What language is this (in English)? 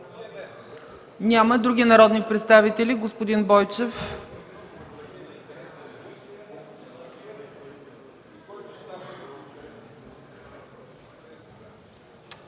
Bulgarian